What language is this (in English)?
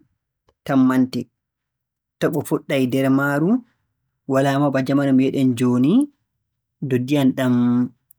Borgu Fulfulde